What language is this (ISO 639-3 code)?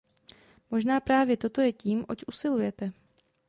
ces